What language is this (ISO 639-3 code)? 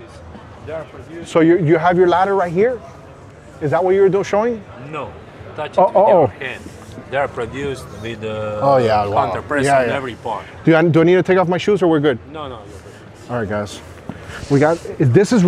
eng